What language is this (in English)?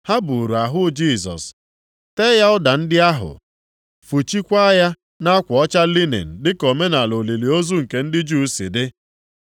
Igbo